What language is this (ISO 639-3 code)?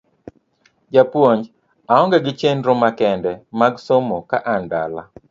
luo